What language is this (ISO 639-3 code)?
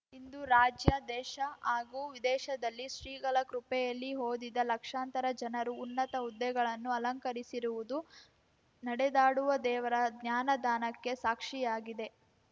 kan